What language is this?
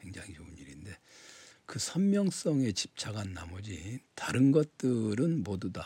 Korean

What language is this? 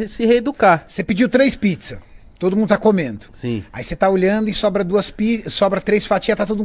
Portuguese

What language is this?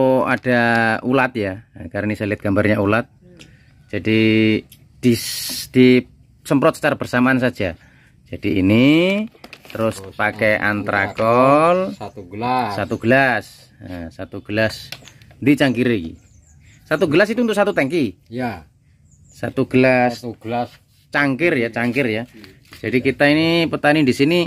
Indonesian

